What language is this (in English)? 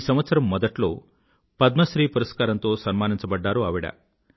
Telugu